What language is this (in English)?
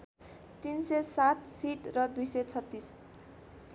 Nepali